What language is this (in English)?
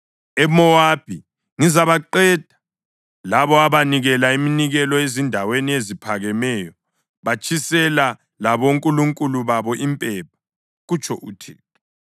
North Ndebele